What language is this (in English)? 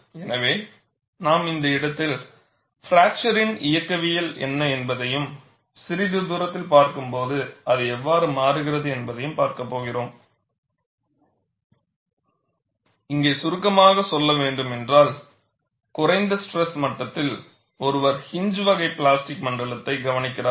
Tamil